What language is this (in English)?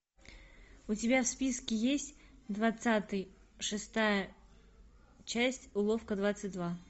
Russian